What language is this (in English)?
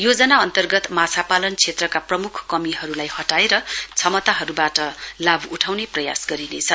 Nepali